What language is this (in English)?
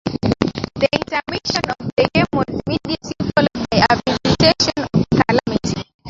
English